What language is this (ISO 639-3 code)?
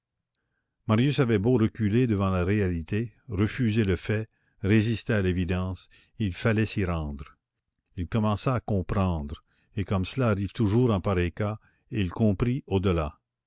fra